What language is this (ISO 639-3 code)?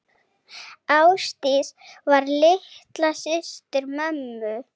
isl